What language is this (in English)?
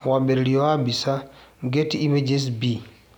Kikuyu